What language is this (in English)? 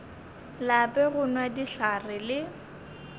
Northern Sotho